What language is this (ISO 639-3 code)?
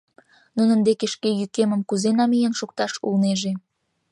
chm